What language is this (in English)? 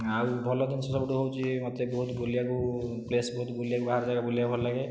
Odia